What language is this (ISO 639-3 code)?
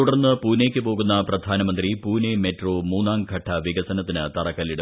mal